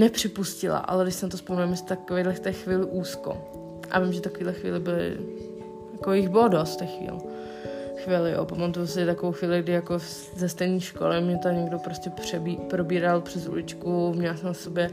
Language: Czech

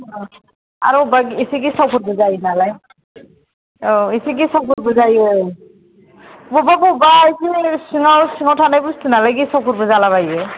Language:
Bodo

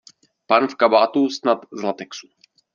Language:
Czech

